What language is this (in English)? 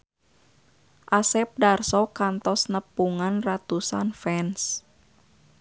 Sundanese